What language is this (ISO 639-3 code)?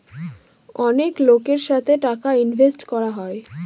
ben